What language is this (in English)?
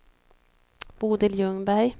Swedish